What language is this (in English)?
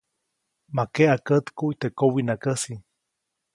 Copainalá Zoque